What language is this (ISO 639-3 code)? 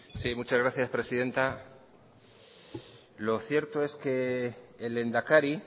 spa